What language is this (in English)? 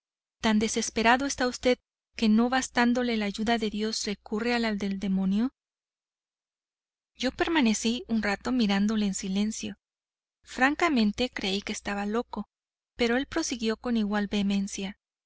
Spanish